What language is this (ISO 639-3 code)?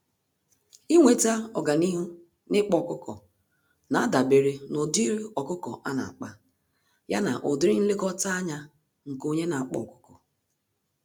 ibo